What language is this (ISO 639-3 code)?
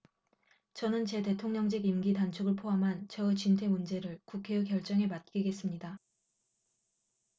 kor